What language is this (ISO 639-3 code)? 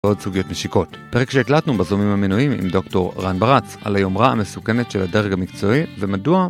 heb